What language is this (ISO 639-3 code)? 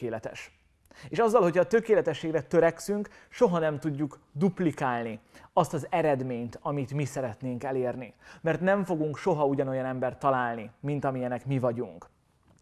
hun